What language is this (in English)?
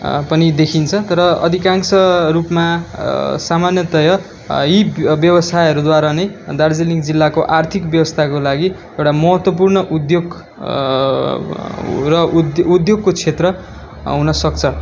Nepali